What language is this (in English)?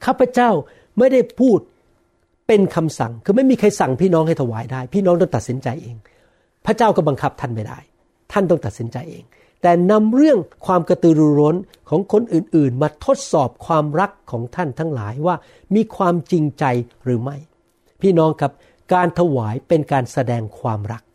Thai